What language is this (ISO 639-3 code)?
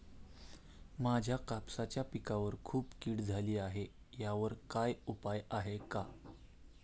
mar